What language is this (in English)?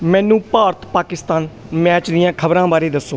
Punjabi